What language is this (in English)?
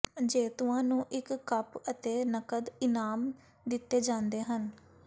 Punjabi